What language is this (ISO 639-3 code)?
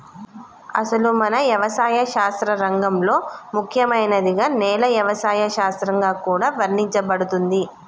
tel